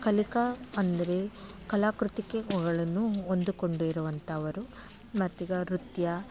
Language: Kannada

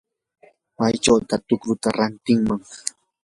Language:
Yanahuanca Pasco Quechua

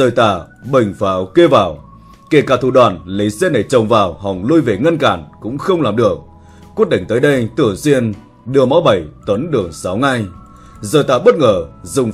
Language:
Vietnamese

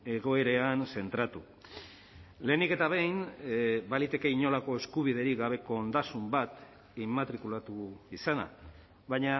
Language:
Basque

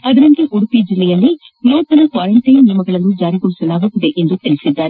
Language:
Kannada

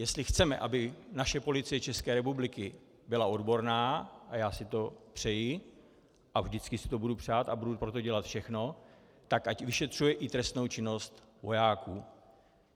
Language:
Czech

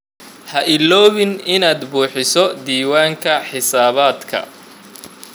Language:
Somali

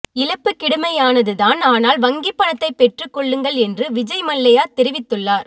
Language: Tamil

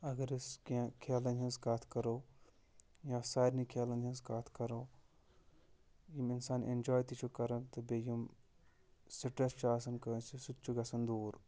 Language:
Kashmiri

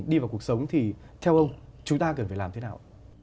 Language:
Vietnamese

